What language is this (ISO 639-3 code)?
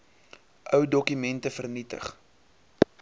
afr